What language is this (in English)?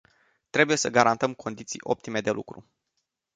Romanian